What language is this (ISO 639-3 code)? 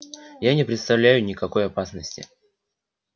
rus